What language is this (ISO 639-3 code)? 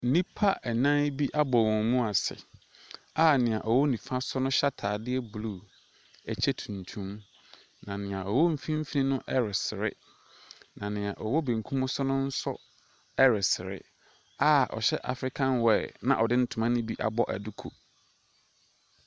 aka